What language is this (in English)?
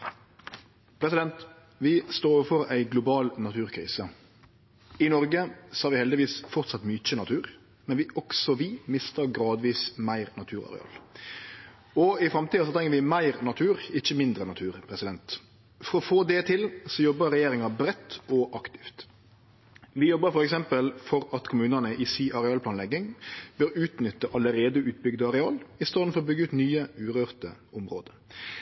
Norwegian Nynorsk